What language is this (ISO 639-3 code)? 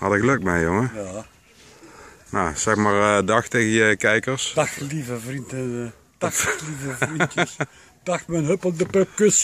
nld